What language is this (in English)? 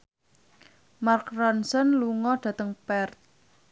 Javanese